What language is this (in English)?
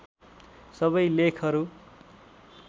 Nepali